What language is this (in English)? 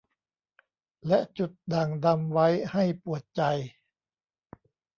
Thai